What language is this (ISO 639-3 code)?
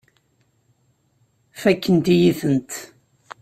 kab